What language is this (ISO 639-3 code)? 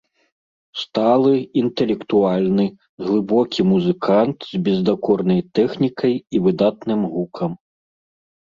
bel